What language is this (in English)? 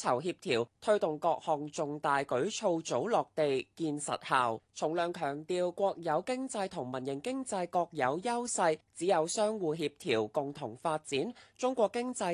Chinese